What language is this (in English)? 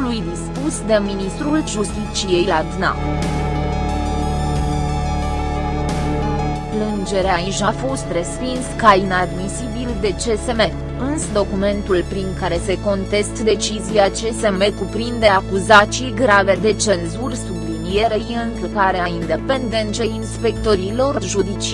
Romanian